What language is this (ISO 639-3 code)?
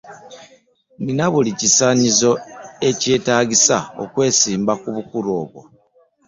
lug